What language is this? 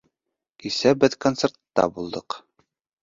Bashkir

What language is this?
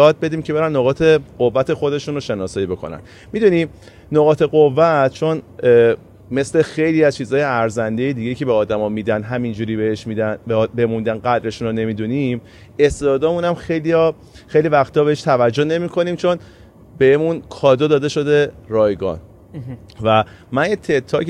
Persian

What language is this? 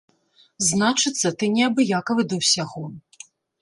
Belarusian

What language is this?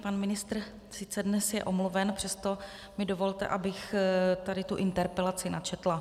Czech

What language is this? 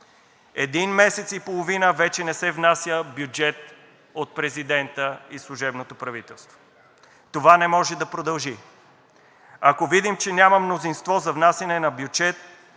Bulgarian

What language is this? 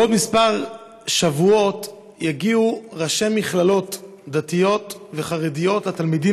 Hebrew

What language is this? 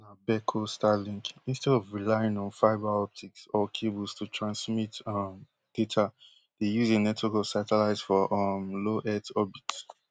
Nigerian Pidgin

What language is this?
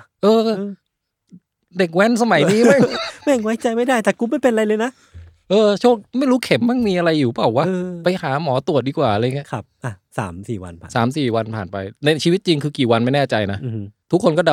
Thai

